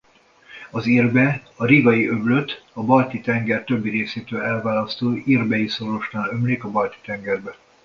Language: Hungarian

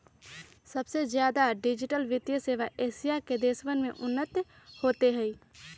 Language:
Magahi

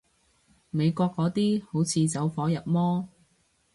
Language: Cantonese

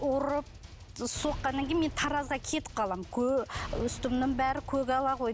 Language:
Kazakh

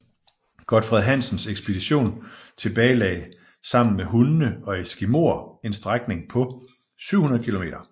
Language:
Danish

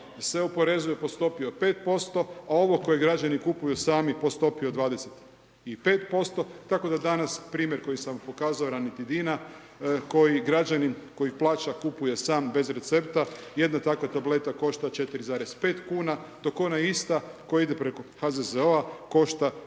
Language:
Croatian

